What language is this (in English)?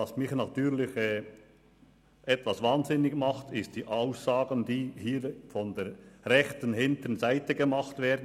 Swiss German